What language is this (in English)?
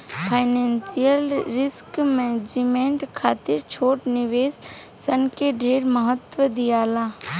Bhojpuri